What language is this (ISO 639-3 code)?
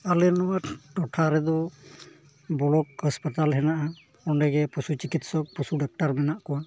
sat